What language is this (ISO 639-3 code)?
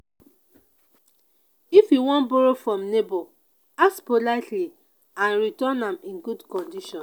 pcm